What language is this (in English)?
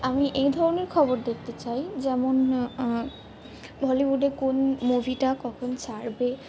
Bangla